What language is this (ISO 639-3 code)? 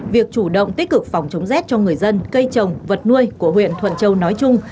vie